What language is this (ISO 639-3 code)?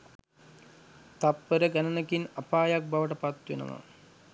sin